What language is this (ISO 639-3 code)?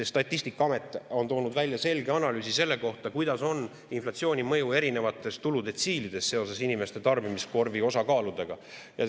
est